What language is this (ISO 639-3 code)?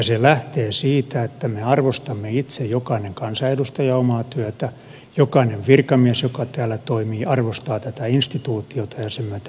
fin